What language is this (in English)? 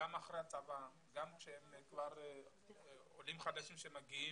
Hebrew